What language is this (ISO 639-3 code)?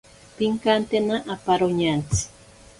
prq